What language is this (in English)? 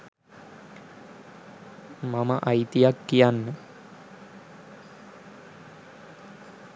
Sinhala